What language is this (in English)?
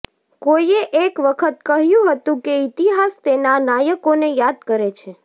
Gujarati